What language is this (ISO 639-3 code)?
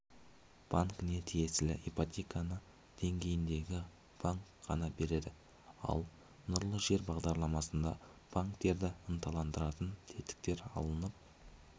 kaz